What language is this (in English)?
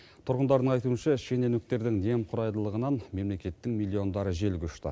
Kazakh